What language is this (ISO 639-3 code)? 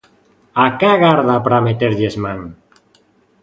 glg